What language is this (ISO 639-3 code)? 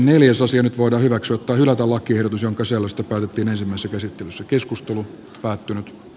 fin